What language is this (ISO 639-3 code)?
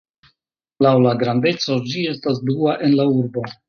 epo